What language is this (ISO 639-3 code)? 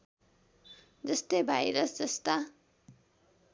nep